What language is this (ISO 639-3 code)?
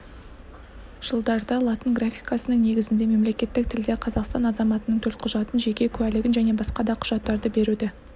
kaz